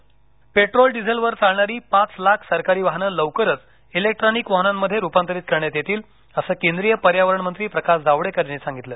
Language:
Marathi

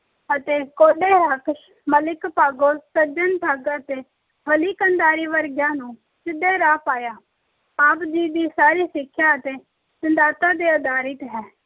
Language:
Punjabi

